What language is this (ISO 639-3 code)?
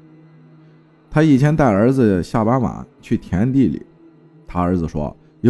zho